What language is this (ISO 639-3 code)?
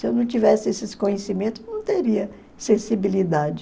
por